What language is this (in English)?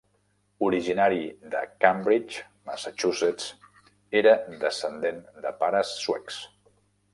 Catalan